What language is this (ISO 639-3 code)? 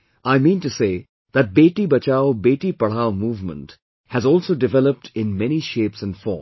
eng